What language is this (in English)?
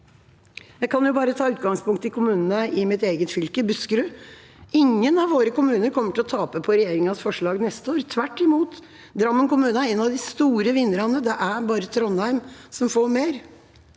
Norwegian